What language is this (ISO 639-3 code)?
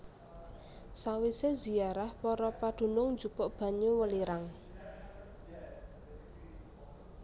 jav